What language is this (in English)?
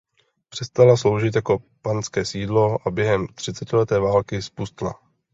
Czech